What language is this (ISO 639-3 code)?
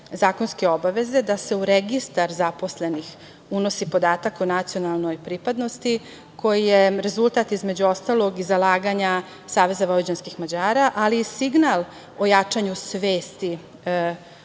srp